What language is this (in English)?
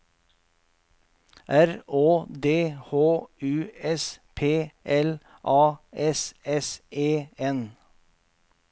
Norwegian